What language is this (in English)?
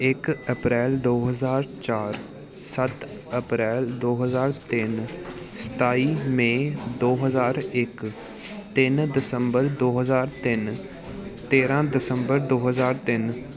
Punjabi